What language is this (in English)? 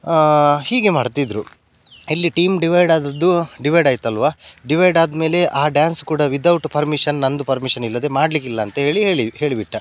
Kannada